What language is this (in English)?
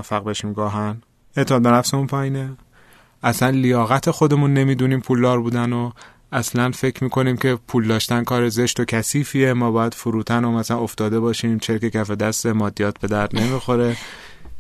Persian